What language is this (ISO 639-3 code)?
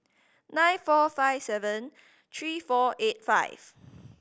eng